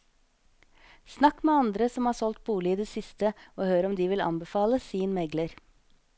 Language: Norwegian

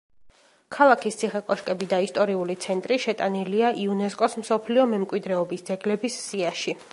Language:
Georgian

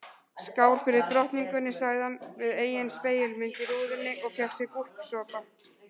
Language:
Icelandic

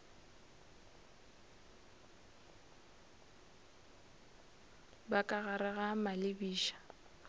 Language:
Northern Sotho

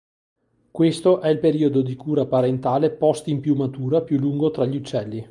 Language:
Italian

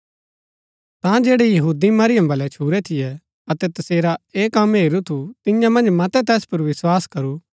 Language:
Gaddi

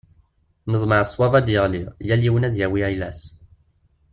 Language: Kabyle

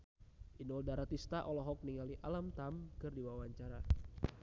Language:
Sundanese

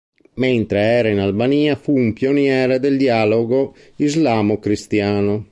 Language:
Italian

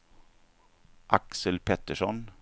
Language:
Swedish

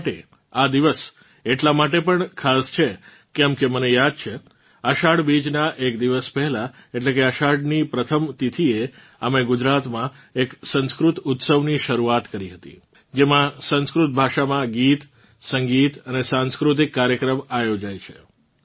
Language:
Gujarati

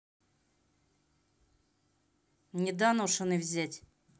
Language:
Russian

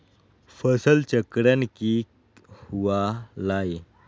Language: Magahi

